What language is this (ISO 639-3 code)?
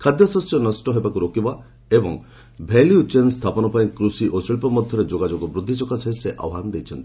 ori